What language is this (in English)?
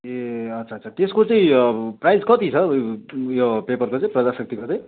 Nepali